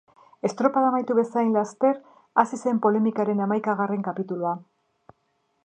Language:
Basque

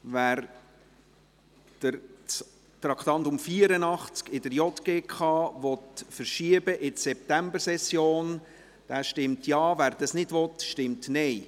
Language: Swiss German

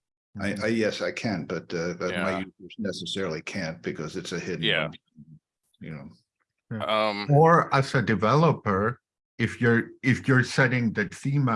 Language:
English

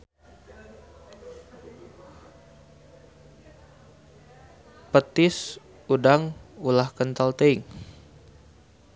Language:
Sundanese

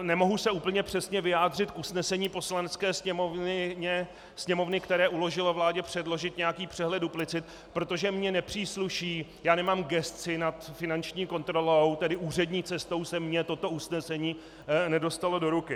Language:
Czech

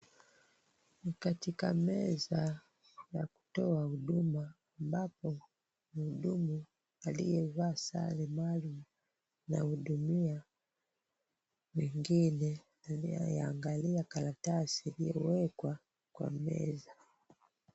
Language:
Swahili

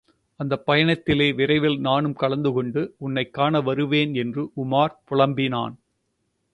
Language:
Tamil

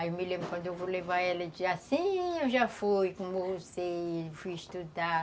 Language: Portuguese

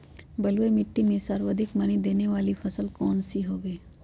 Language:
Magahi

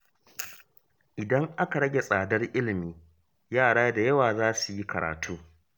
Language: Hausa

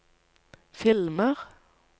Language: Norwegian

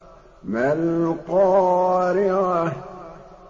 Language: Arabic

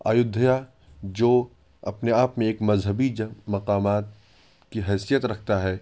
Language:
Urdu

